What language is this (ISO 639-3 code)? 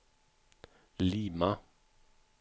swe